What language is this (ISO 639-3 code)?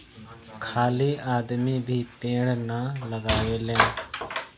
bho